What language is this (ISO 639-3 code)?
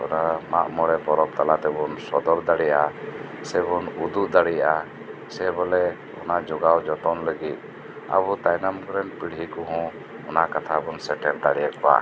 sat